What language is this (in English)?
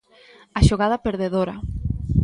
Galician